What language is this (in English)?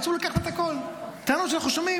Hebrew